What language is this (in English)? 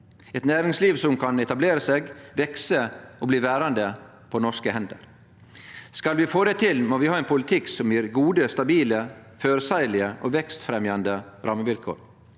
Norwegian